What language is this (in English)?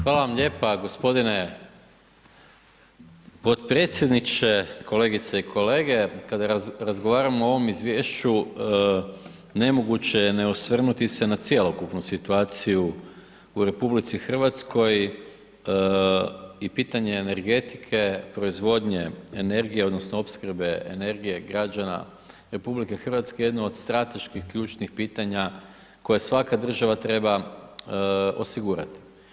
Croatian